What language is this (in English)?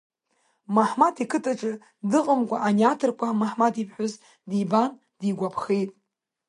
Abkhazian